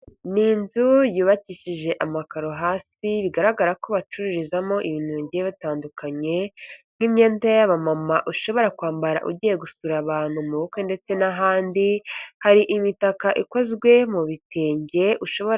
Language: Kinyarwanda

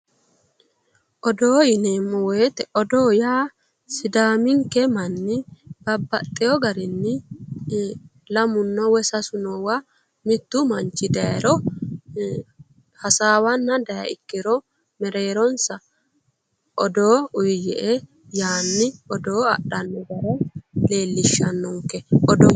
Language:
Sidamo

